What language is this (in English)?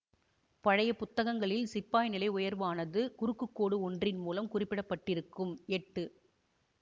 Tamil